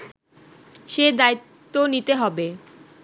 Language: Bangla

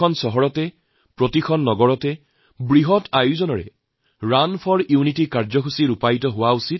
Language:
Assamese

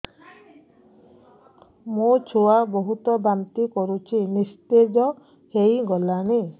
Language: Odia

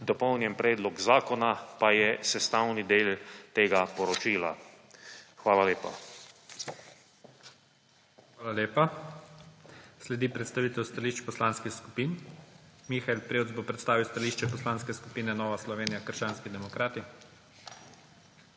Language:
Slovenian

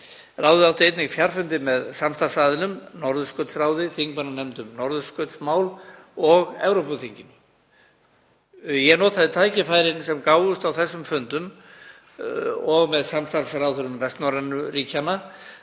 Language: Icelandic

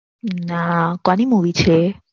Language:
Gujarati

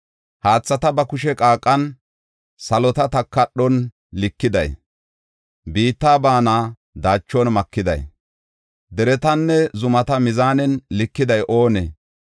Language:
Gofa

